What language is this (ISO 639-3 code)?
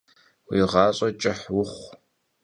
kbd